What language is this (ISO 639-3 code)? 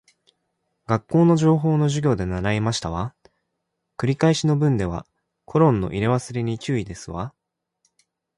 jpn